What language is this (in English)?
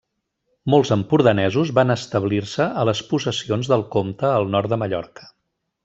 Catalan